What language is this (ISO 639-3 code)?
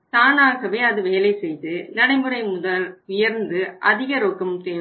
tam